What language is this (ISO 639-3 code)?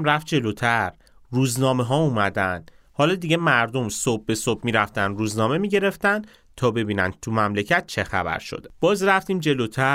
fas